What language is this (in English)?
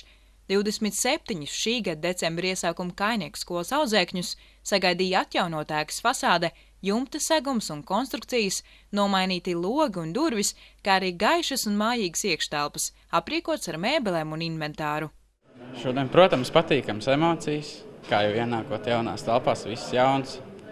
Latvian